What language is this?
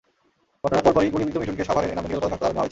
Bangla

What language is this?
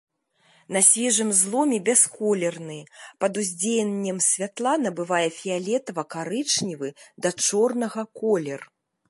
Belarusian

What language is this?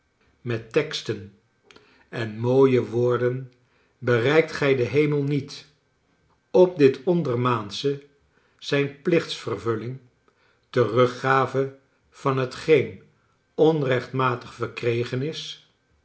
Dutch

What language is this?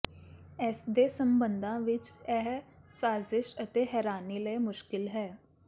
Punjabi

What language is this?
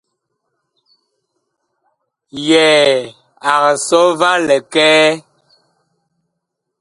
Bakoko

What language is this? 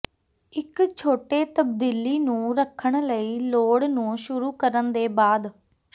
Punjabi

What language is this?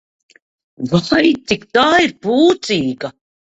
Latvian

